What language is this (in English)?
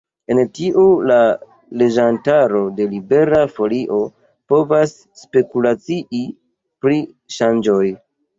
Esperanto